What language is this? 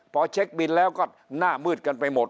Thai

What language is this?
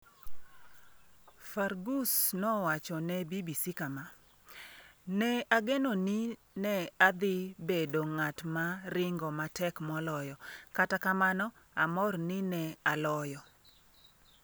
Luo (Kenya and Tanzania)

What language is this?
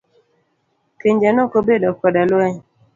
Luo (Kenya and Tanzania)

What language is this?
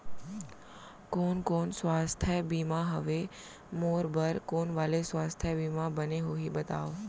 Chhattisgarhi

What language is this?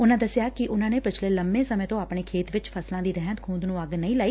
Punjabi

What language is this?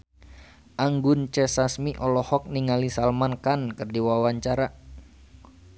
Sundanese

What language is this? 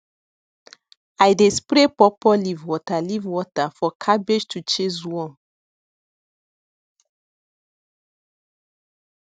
Nigerian Pidgin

